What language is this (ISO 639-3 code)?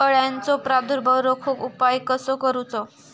mar